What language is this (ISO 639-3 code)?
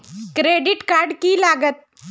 mag